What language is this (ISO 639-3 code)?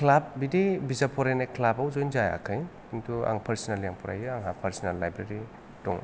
brx